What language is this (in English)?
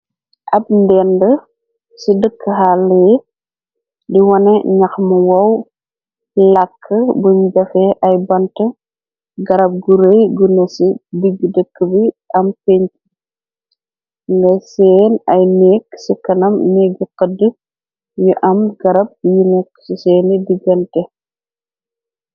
Wolof